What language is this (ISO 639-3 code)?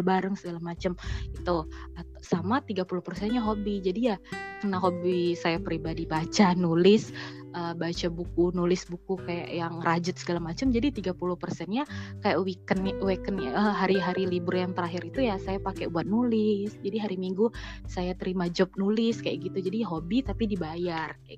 ind